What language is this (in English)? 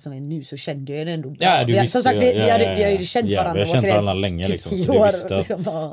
Swedish